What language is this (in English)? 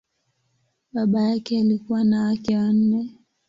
Swahili